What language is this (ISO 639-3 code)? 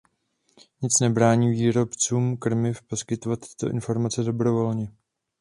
ces